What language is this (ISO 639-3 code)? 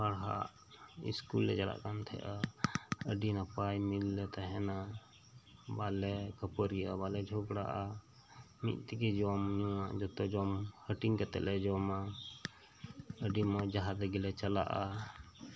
sat